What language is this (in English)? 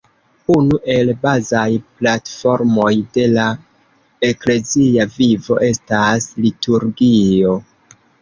Esperanto